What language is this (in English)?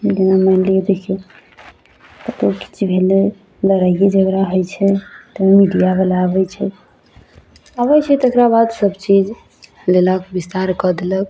Maithili